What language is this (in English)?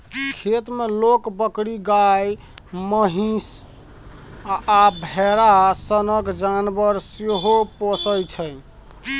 Maithili